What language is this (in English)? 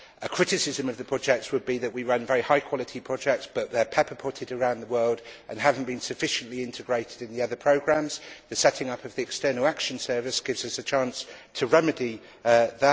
English